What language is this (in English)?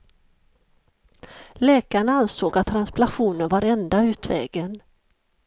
Swedish